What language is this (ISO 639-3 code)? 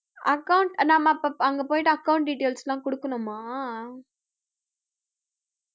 tam